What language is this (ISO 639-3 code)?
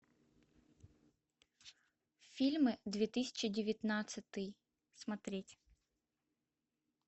rus